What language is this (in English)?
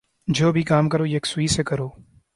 Urdu